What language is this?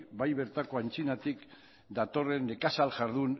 Basque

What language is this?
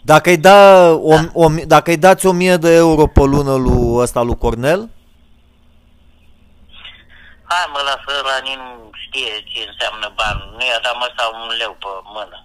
Romanian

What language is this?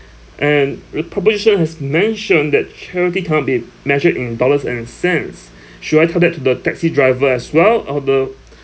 English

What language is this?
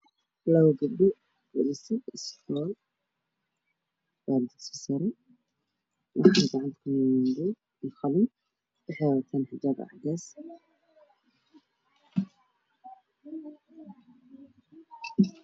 Somali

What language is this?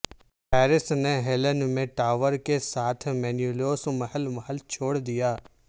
Urdu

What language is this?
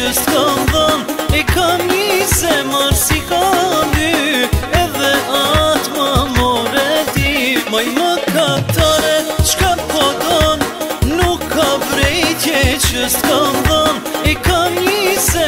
Romanian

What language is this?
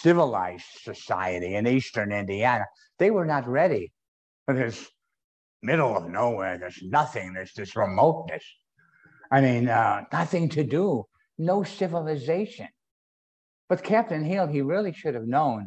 English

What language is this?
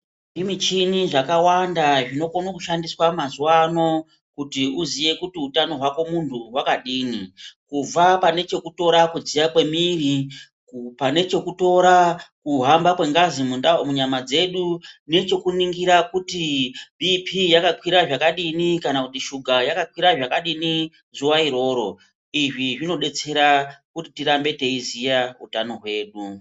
Ndau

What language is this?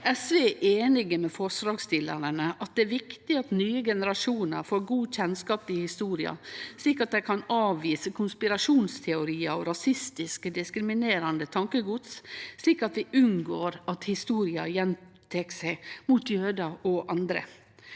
Norwegian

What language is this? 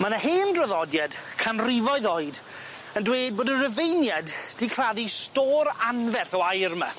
Welsh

